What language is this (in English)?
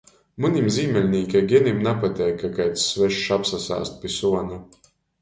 Latgalian